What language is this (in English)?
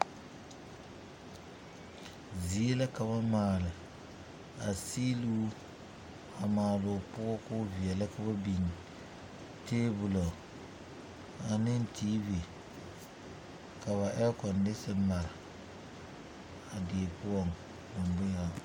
Southern Dagaare